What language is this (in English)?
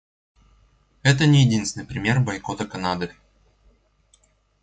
Russian